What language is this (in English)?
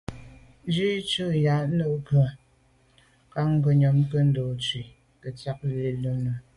Medumba